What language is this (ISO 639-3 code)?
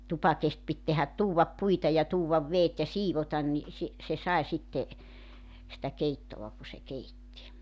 fin